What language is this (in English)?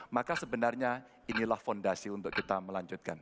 Indonesian